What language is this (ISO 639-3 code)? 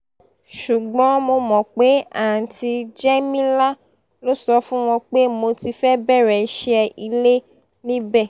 yor